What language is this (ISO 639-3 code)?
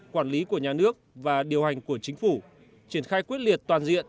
vie